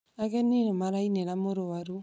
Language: Kikuyu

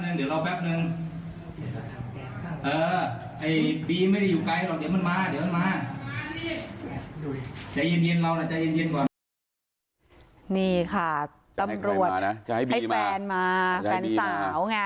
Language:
Thai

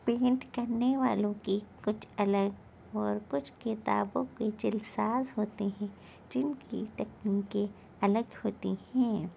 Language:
Urdu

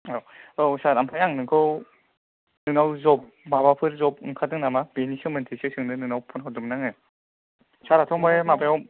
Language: Bodo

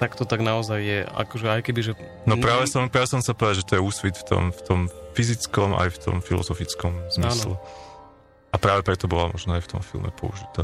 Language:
Slovak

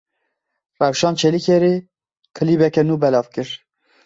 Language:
Kurdish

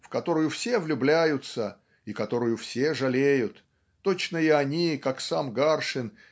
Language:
Russian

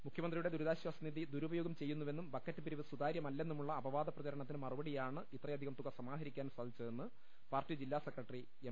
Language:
Malayalam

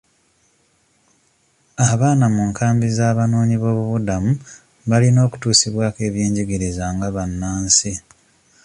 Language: Ganda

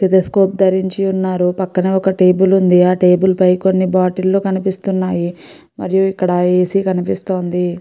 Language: Telugu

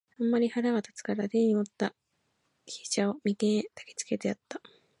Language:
Japanese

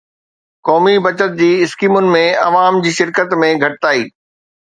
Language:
Sindhi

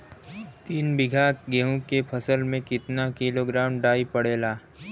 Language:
Bhojpuri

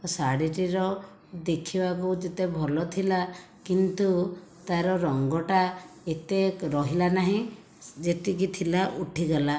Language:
Odia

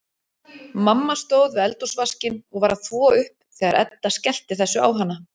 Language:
Icelandic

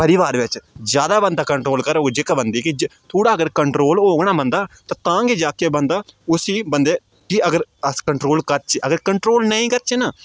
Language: Dogri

